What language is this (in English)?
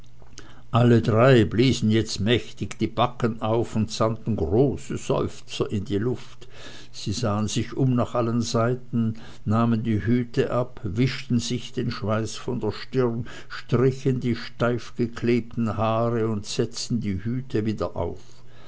German